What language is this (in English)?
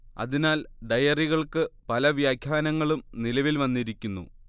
Malayalam